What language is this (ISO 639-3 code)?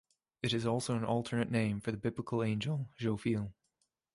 eng